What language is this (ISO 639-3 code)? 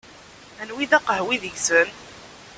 kab